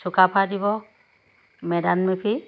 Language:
Assamese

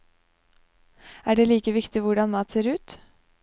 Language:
Norwegian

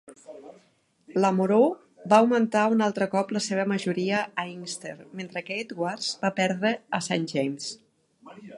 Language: Catalan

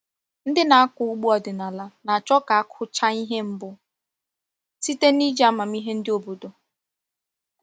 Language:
Igbo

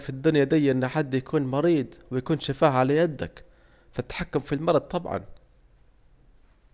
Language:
Saidi Arabic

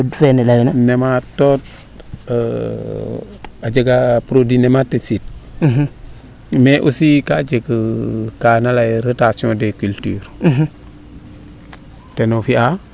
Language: Serer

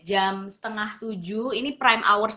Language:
Indonesian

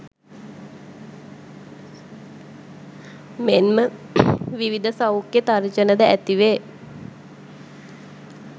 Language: Sinhala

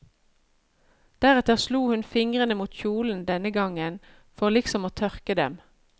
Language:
Norwegian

